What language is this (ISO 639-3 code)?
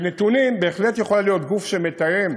heb